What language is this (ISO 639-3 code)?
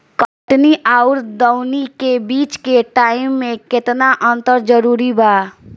bho